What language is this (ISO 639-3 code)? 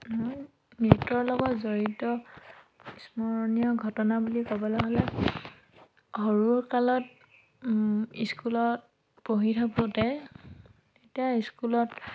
asm